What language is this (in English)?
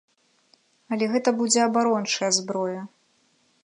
Belarusian